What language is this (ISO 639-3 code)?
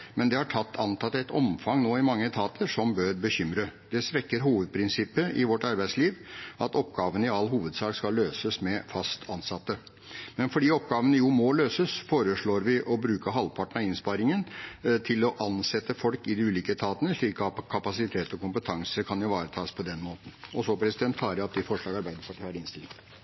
nor